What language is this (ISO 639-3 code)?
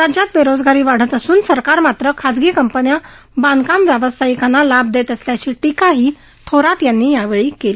mar